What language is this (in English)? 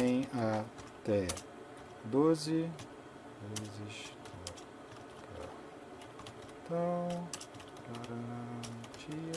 Portuguese